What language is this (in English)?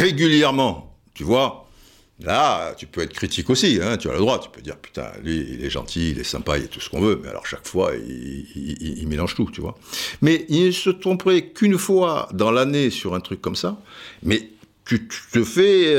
French